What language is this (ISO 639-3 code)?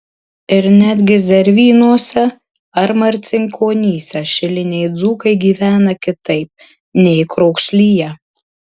lit